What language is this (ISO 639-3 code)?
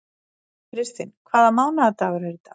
isl